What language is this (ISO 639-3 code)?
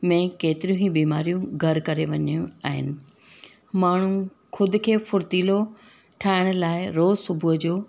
snd